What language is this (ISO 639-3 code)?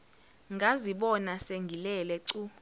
zul